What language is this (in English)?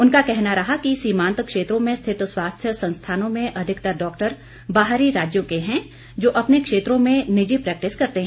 Hindi